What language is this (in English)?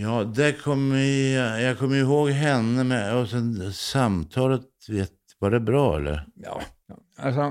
Swedish